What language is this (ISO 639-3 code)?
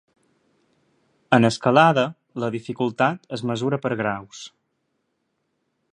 cat